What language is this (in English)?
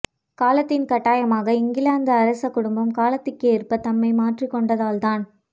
Tamil